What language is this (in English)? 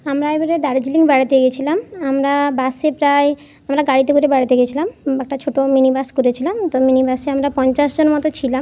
Bangla